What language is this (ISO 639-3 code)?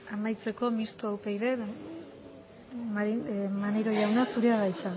eus